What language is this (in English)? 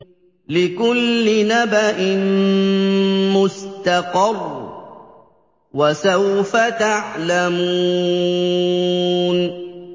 Arabic